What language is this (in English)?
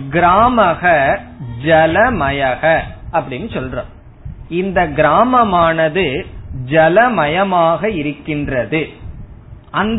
Tamil